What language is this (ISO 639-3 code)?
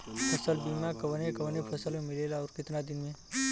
bho